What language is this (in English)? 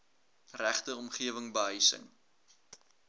Afrikaans